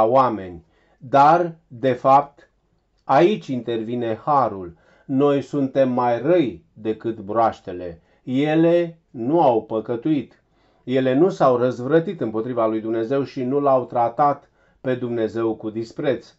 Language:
Romanian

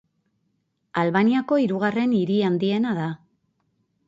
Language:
Basque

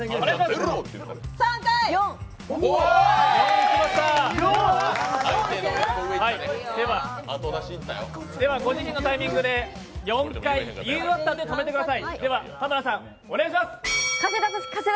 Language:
Japanese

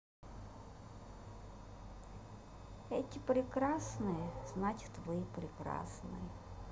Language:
Russian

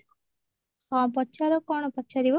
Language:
Odia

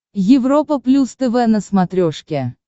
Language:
Russian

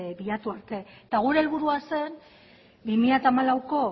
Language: Basque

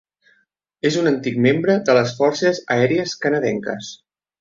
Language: Catalan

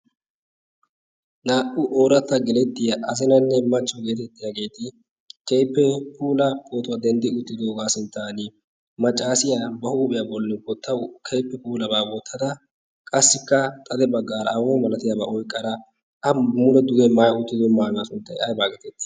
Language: Wolaytta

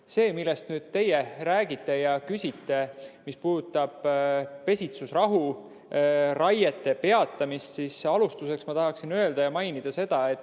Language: Estonian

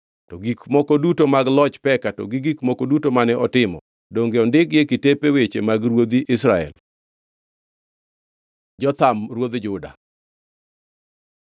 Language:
Luo (Kenya and Tanzania)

